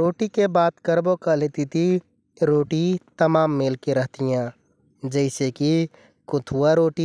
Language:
Kathoriya Tharu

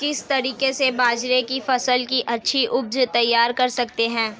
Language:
Hindi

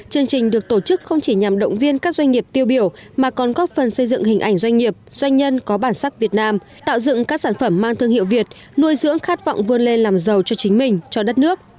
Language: Vietnamese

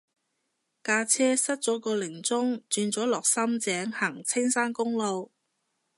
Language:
Cantonese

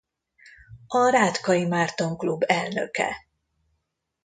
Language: Hungarian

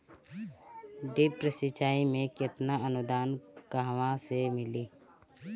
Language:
Bhojpuri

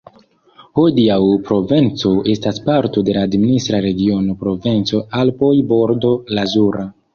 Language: Esperanto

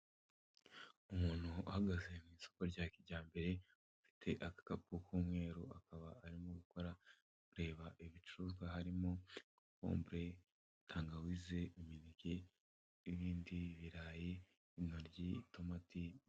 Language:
Kinyarwanda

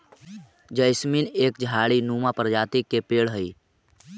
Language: Magahi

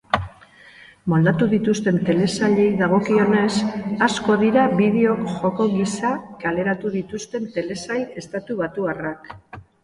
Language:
Basque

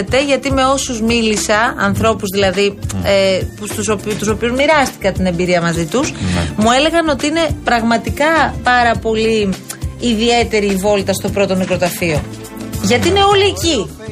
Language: Greek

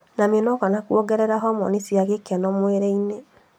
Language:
Kikuyu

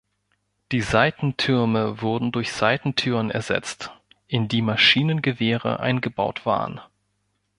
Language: German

